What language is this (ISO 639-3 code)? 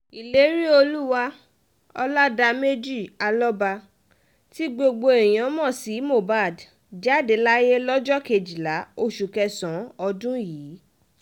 yor